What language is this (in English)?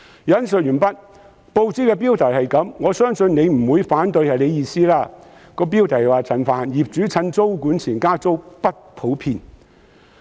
Cantonese